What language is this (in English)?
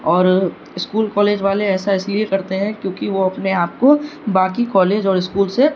Urdu